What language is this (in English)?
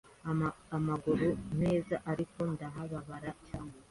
Kinyarwanda